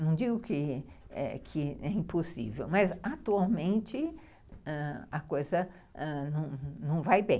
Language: Portuguese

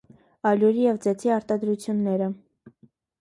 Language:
Armenian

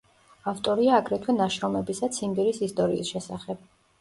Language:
Georgian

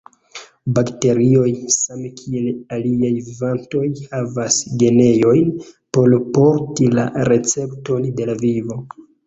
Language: Esperanto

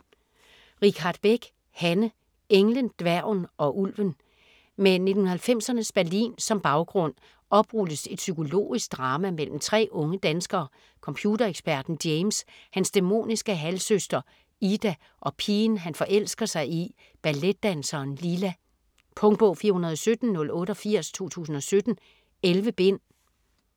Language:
Danish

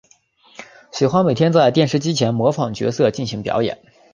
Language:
Chinese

